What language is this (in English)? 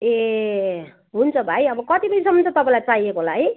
Nepali